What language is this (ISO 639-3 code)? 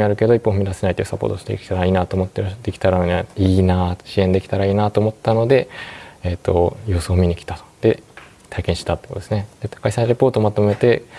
jpn